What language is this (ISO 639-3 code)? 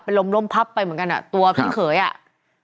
tha